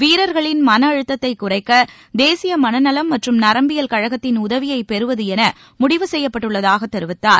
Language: Tamil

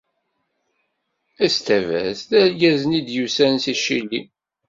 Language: Kabyle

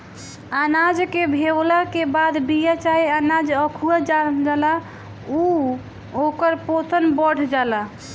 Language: Bhojpuri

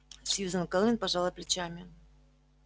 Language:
Russian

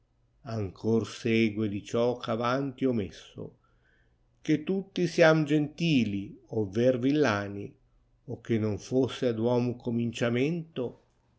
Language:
Italian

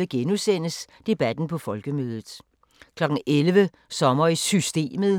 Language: Danish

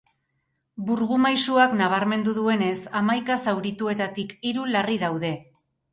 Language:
Basque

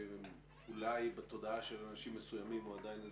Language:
Hebrew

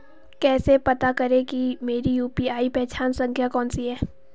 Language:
Hindi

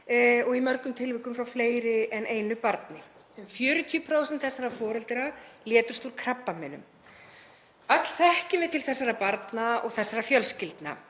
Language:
Icelandic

